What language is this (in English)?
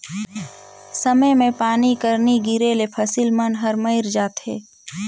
Chhattisgarhi